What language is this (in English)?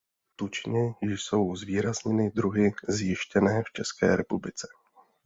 Czech